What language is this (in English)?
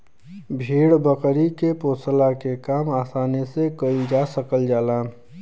Bhojpuri